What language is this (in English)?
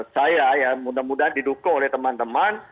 Indonesian